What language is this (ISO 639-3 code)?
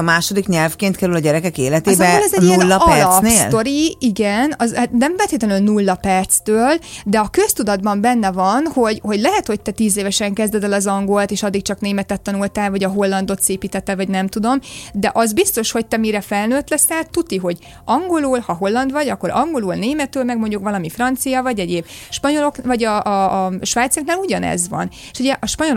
hun